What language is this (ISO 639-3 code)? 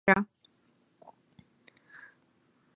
zho